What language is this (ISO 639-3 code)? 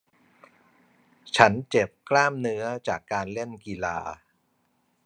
tha